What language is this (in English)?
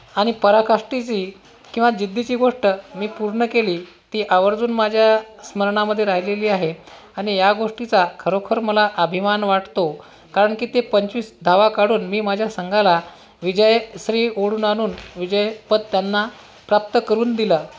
Marathi